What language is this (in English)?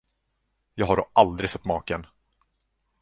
Swedish